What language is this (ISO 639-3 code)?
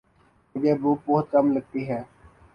urd